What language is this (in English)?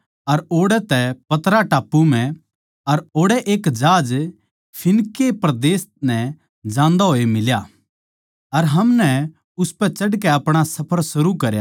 Haryanvi